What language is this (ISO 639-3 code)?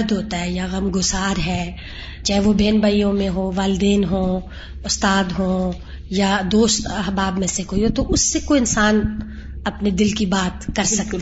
urd